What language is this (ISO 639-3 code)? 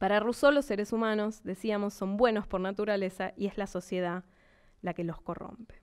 spa